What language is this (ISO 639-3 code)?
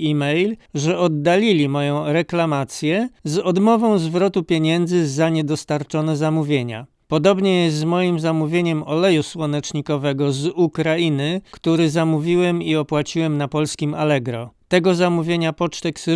pol